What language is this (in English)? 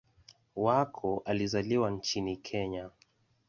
Swahili